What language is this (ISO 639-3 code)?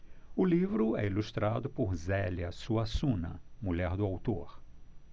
por